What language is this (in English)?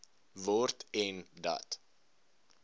Afrikaans